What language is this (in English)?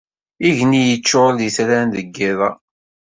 Kabyle